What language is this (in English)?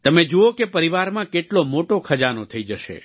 Gujarati